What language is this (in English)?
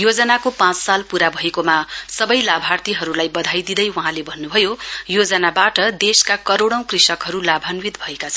Nepali